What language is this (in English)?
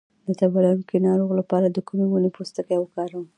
Pashto